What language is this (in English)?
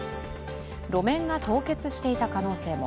Japanese